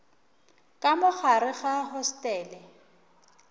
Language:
Northern Sotho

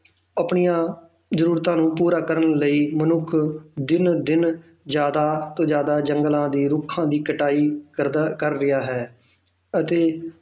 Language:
Punjabi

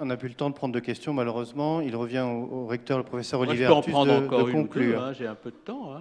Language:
French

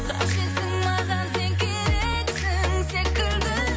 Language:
Kazakh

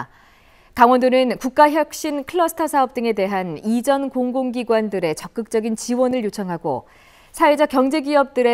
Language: Korean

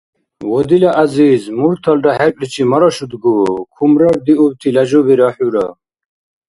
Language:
Dargwa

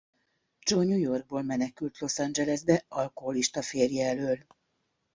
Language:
Hungarian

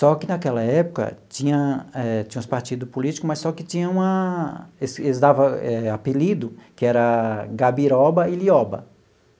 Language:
Portuguese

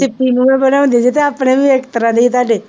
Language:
Punjabi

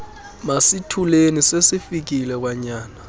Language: Xhosa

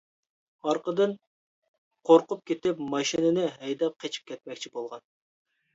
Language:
Uyghur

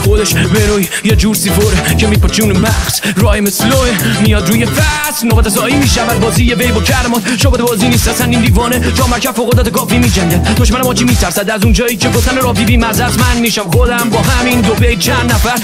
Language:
Persian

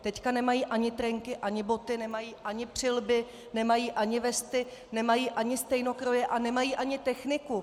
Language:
Czech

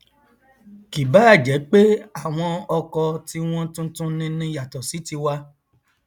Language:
Yoruba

